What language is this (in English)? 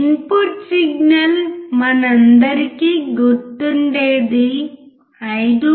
Telugu